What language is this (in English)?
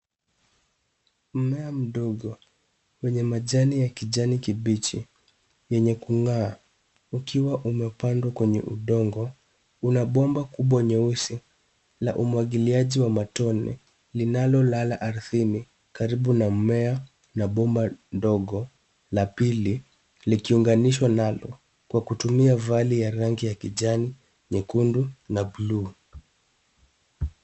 Swahili